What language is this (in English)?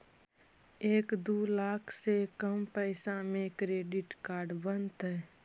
Magahi